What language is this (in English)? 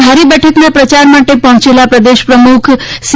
Gujarati